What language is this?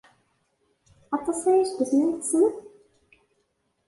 Kabyle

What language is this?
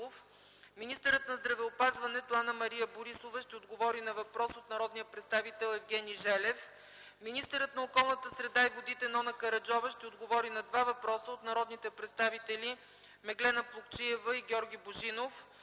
Bulgarian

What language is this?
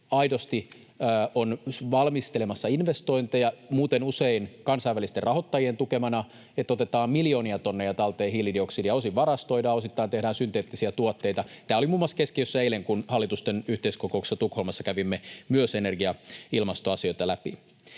Finnish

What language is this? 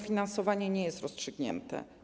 Polish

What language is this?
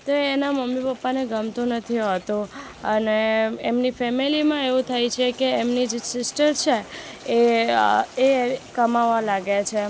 Gujarati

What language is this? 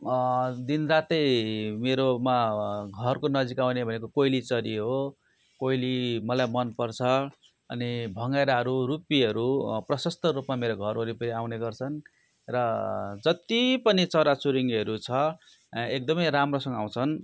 Nepali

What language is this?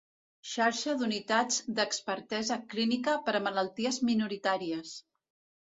Catalan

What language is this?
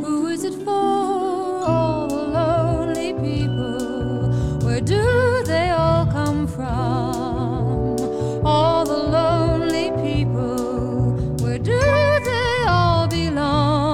Greek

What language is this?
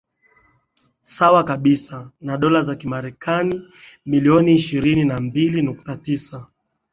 Swahili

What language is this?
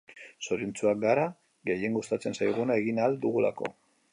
Basque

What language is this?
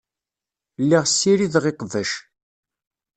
Kabyle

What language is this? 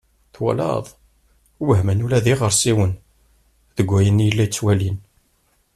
Kabyle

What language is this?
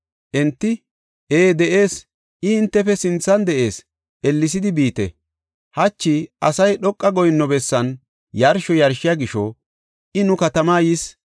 Gofa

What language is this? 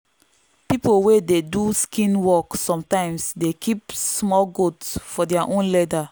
Nigerian Pidgin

